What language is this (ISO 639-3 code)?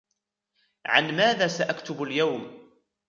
ara